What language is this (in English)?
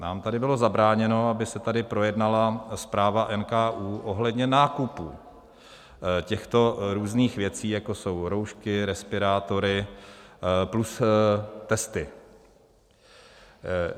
Czech